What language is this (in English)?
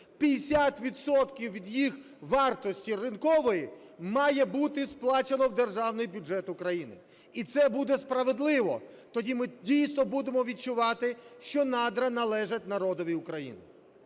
Ukrainian